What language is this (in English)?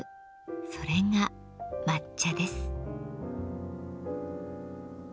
Japanese